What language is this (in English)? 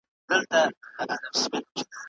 Pashto